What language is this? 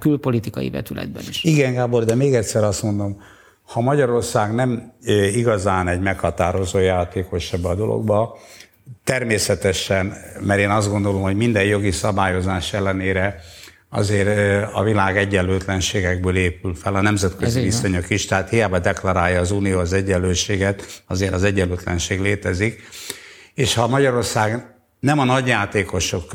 Hungarian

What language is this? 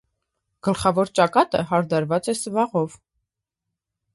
Armenian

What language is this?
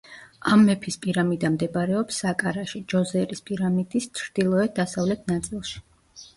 Georgian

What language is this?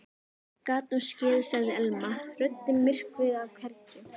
Icelandic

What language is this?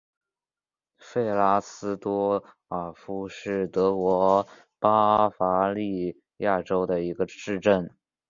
Chinese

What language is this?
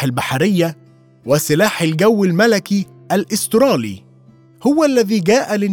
Arabic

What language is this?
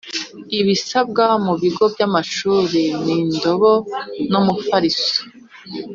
Kinyarwanda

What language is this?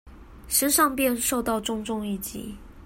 Chinese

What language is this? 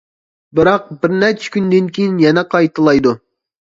Uyghur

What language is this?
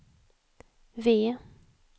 Swedish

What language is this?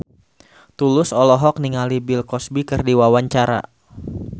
Sundanese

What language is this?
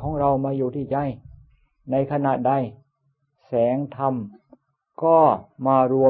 Thai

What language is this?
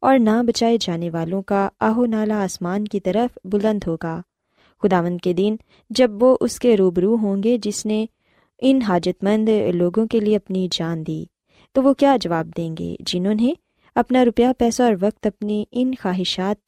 Urdu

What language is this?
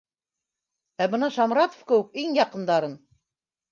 Bashkir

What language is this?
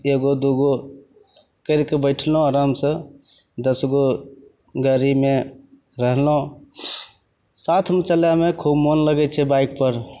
Maithili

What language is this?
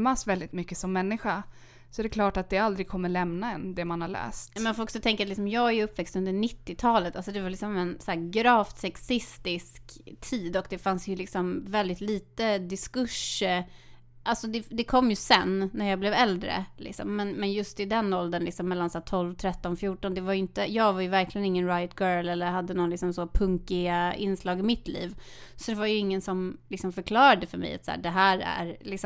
Swedish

